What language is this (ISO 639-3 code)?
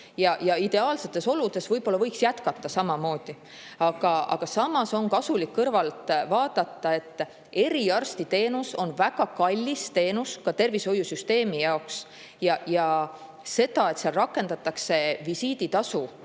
est